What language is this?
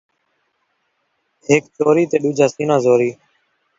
Saraiki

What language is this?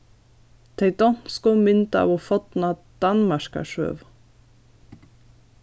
Faroese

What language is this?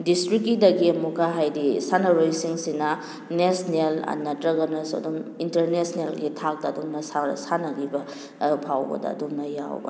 Manipuri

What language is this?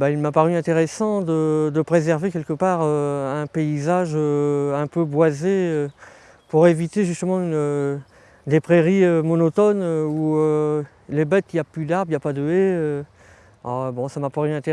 French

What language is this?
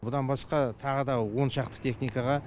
Kazakh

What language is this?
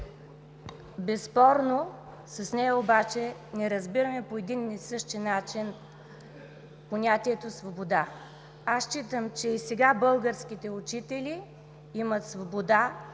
Bulgarian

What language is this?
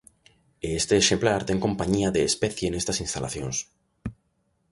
Galician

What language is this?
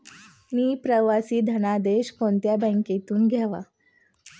Marathi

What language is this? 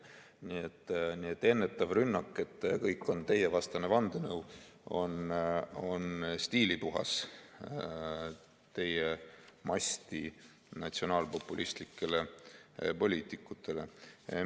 Estonian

